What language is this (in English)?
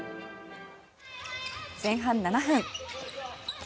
Japanese